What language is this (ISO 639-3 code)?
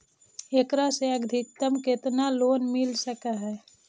mag